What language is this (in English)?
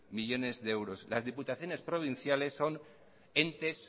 Spanish